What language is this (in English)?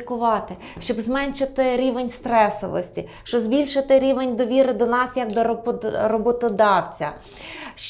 Ukrainian